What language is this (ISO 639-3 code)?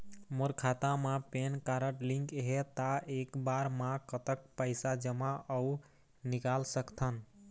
hne